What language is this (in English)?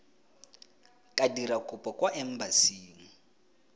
Tswana